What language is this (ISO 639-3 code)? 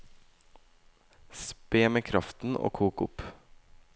nor